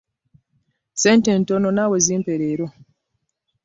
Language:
Ganda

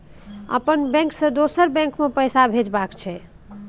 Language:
Maithili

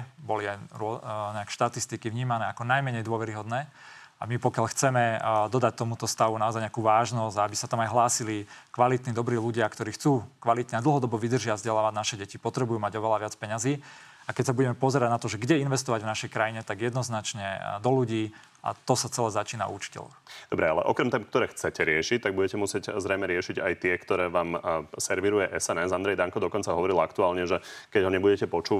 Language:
Slovak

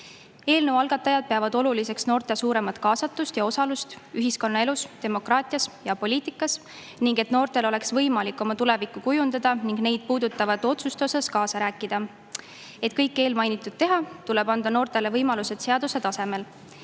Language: Estonian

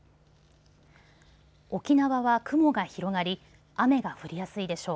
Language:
Japanese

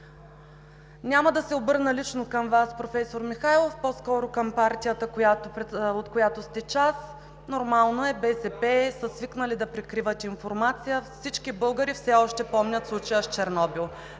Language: Bulgarian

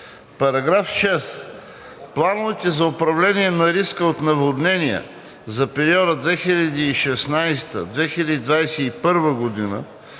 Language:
Bulgarian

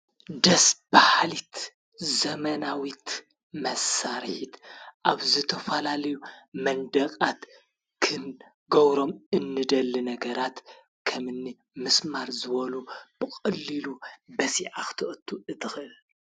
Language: Tigrinya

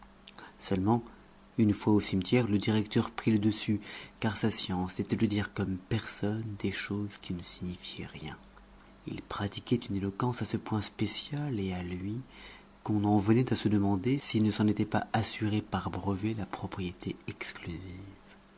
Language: French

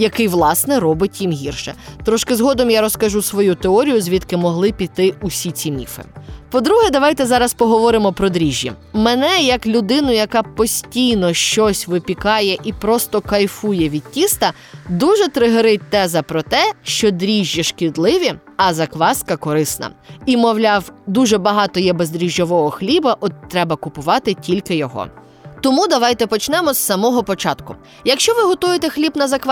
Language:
Ukrainian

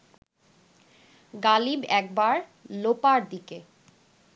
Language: Bangla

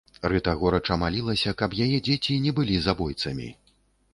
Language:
Belarusian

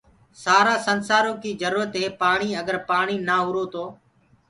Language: Gurgula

